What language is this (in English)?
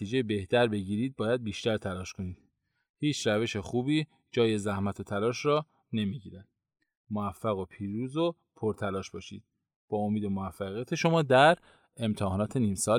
Persian